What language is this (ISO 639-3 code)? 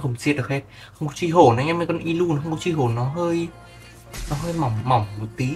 vie